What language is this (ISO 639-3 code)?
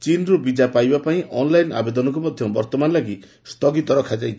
ori